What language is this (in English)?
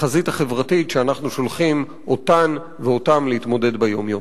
Hebrew